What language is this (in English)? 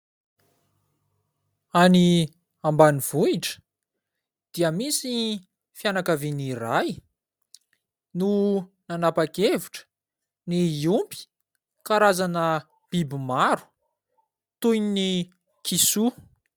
Malagasy